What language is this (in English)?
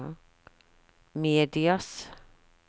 Norwegian